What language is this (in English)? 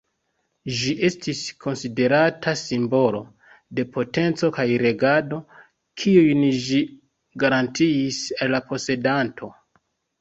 Esperanto